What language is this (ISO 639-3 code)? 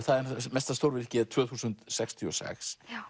isl